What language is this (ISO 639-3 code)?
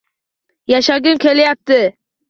uzb